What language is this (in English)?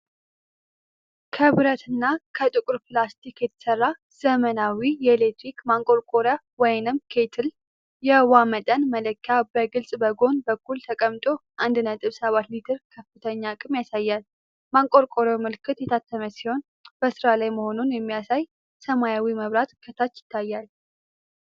Amharic